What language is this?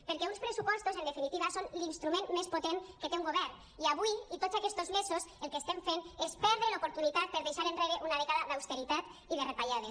Catalan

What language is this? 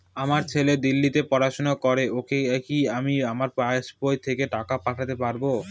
Bangla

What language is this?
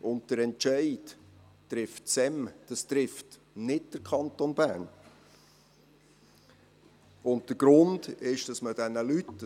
Swiss German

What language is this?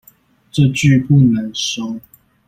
Chinese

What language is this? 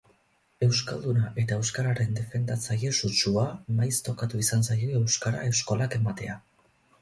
Basque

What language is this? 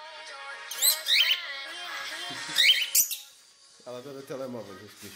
Portuguese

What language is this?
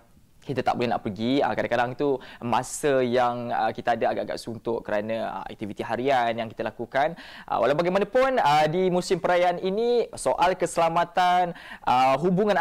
Malay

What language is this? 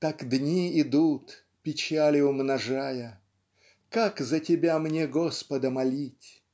Russian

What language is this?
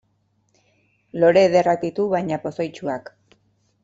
Basque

